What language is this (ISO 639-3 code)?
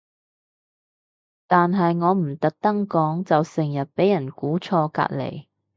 yue